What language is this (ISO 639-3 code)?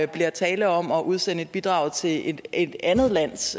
dan